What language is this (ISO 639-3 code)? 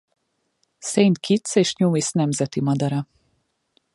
hun